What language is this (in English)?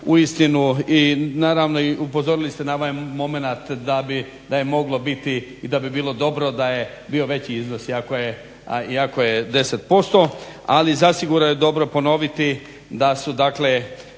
Croatian